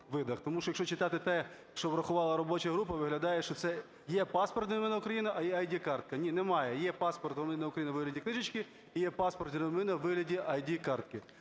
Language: Ukrainian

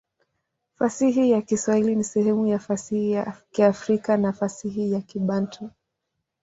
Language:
Swahili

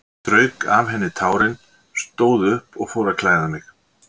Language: Icelandic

